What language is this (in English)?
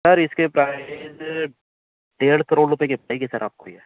Urdu